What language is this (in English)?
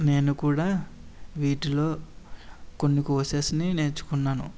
Telugu